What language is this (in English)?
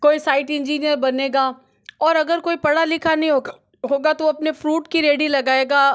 Hindi